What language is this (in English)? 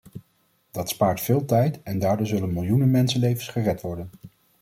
Dutch